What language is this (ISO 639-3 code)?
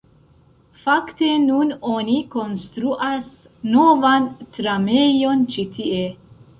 epo